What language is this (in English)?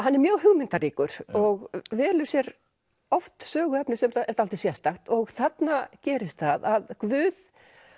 Icelandic